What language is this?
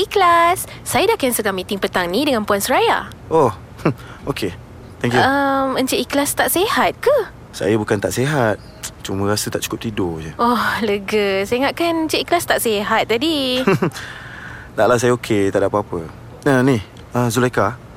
Malay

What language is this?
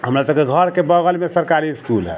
Maithili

